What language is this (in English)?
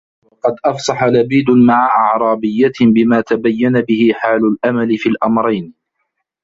Arabic